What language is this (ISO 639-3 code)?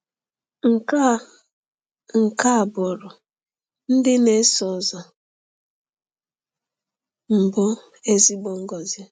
ibo